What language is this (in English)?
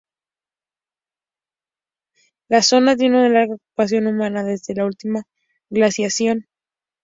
Spanish